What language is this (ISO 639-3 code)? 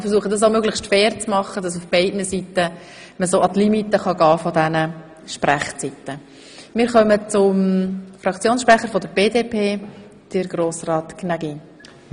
gsw